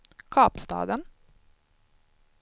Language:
Swedish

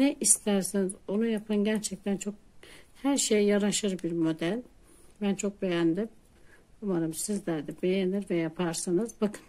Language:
Turkish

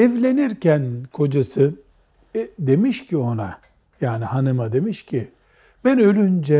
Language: Turkish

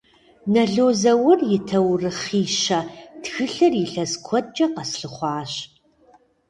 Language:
Kabardian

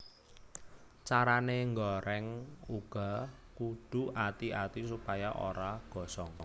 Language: Javanese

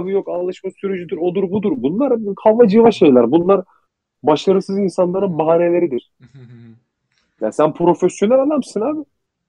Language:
Turkish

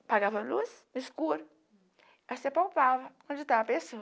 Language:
Portuguese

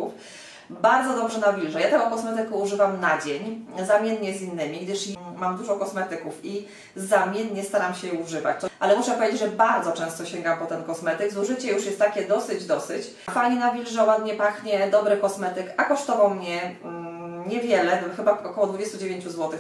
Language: Polish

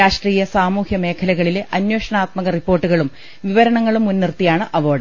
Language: Malayalam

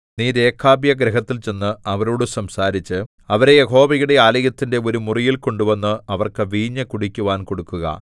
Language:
Malayalam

